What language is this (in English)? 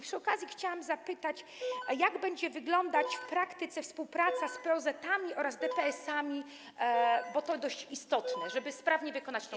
Polish